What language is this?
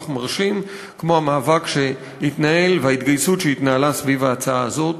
Hebrew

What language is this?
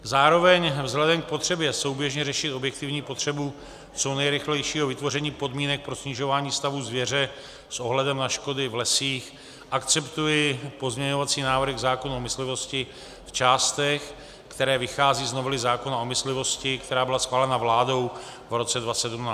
Czech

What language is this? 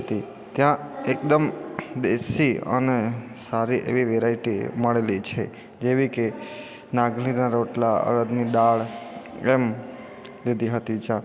Gujarati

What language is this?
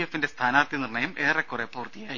Malayalam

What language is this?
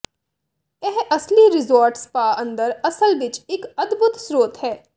Punjabi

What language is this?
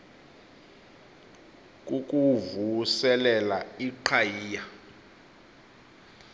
Xhosa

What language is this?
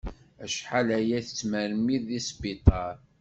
Kabyle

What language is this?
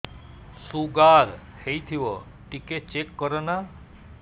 Odia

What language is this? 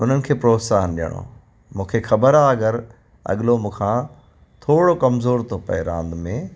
Sindhi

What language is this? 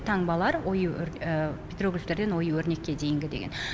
Kazakh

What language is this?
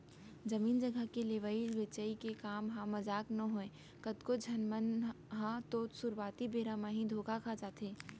Chhattisgarhi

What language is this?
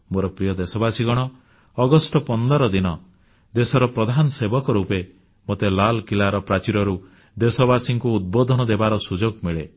Odia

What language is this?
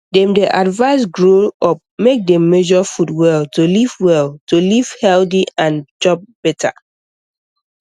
Nigerian Pidgin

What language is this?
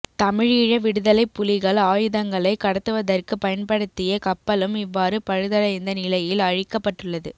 Tamil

